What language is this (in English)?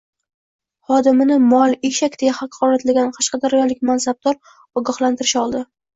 Uzbek